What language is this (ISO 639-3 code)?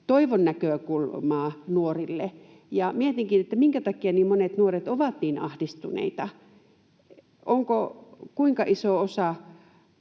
fin